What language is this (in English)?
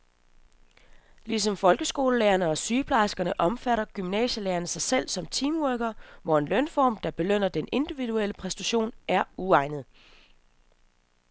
Danish